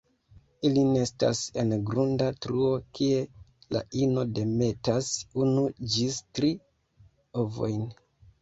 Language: Esperanto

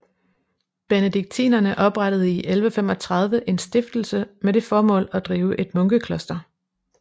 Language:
Danish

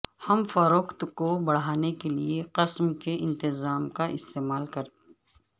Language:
Urdu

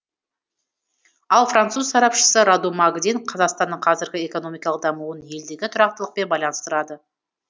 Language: Kazakh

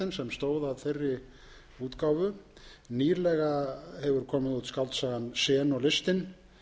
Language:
Icelandic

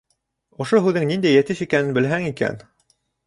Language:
Bashkir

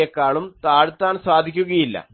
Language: Malayalam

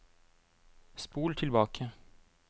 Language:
Norwegian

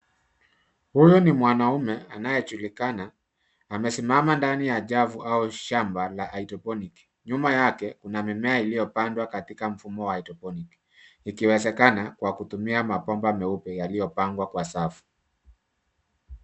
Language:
Swahili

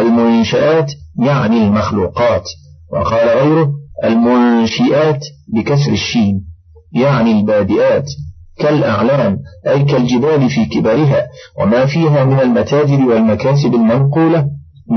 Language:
Arabic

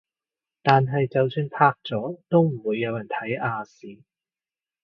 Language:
Cantonese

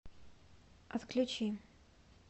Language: Russian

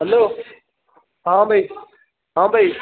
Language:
Odia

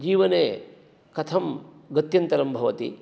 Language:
Sanskrit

